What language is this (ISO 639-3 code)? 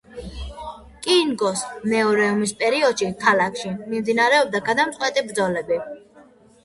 kat